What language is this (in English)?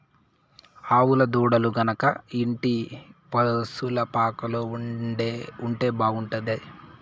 Telugu